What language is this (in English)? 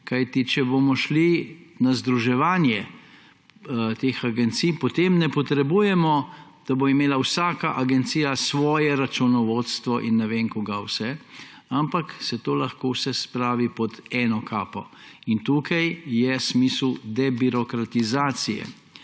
Slovenian